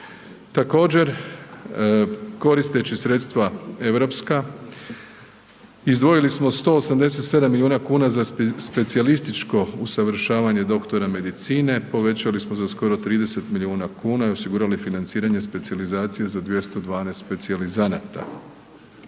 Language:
Croatian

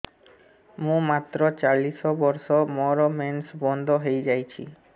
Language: Odia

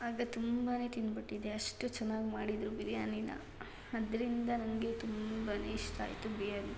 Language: Kannada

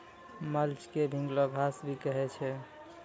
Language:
Maithili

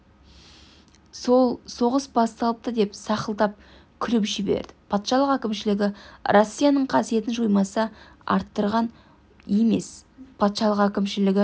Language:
Kazakh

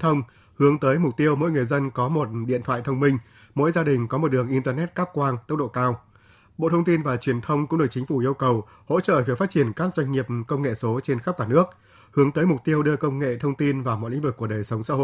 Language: Vietnamese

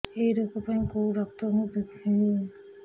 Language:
Odia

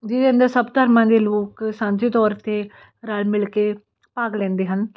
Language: Punjabi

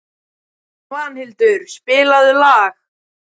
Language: Icelandic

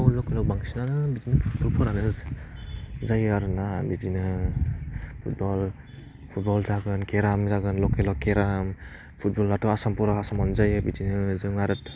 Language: Bodo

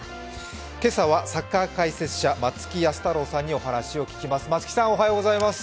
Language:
Japanese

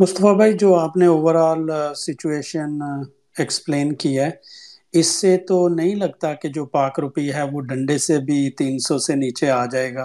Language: Urdu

